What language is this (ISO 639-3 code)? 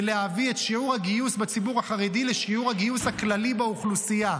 heb